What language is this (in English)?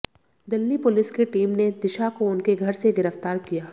Hindi